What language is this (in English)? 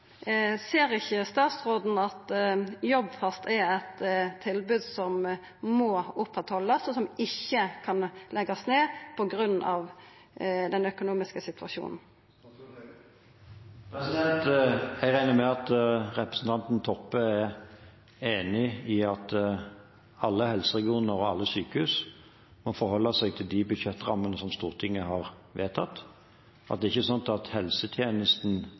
Norwegian